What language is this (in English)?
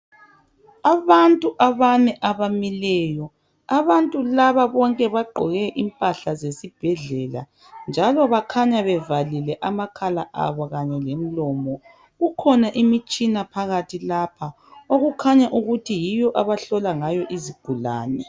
North Ndebele